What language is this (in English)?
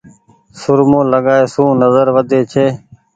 Goaria